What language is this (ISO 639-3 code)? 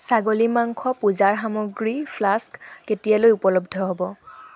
asm